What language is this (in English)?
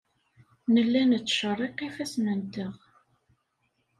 Kabyle